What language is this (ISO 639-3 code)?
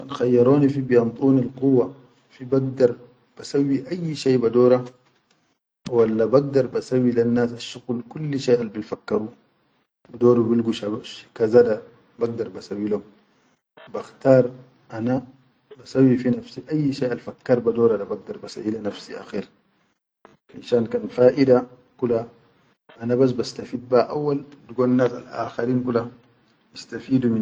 shu